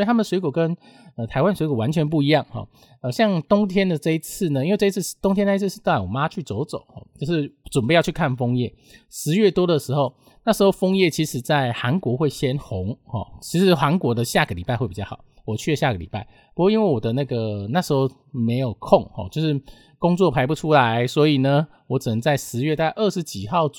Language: Chinese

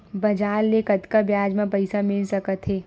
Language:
Chhattisgarhi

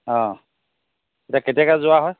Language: Assamese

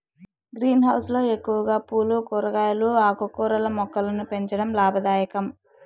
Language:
Telugu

